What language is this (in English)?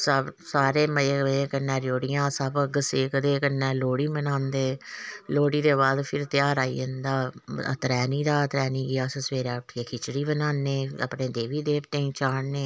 Dogri